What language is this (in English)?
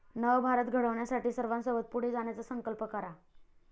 Marathi